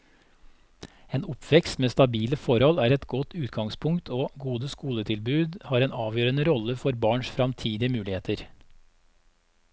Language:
Norwegian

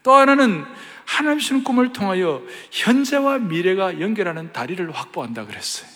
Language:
Korean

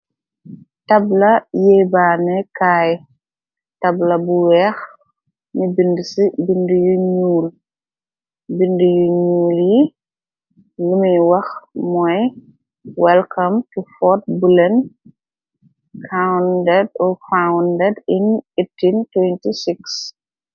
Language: Wolof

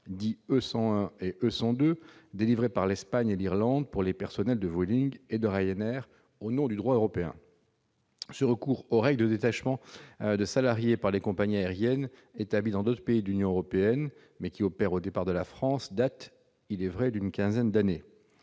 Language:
French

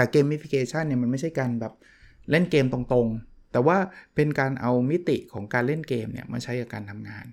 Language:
Thai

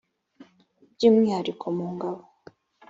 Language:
Kinyarwanda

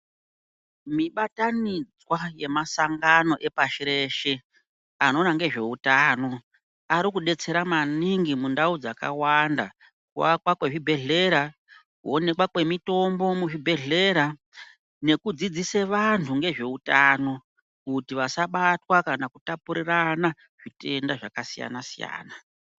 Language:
Ndau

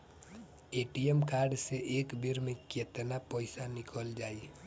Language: Bhojpuri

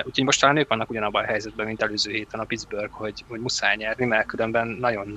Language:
Hungarian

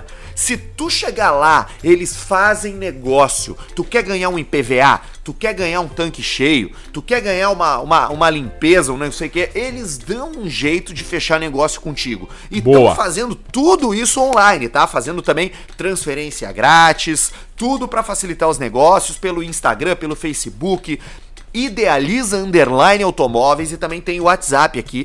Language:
Portuguese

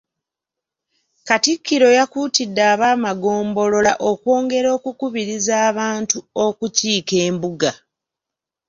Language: Ganda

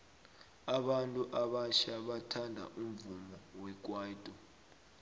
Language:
South Ndebele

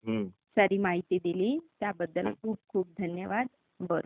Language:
Marathi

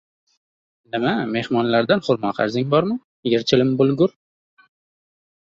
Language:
Uzbek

